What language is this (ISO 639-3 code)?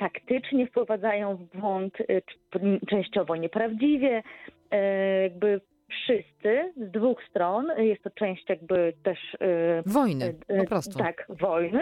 pol